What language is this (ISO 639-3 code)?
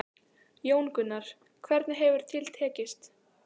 isl